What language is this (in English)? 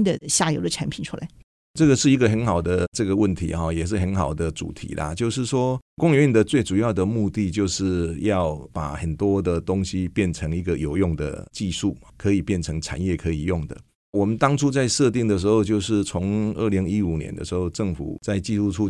Chinese